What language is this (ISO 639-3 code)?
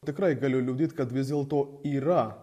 lit